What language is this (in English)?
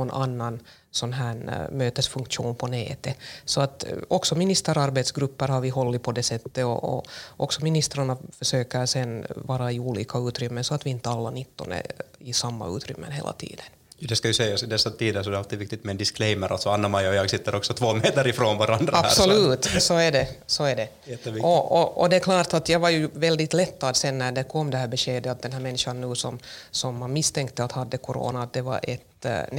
Swedish